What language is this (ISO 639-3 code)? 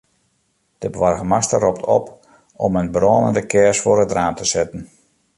fry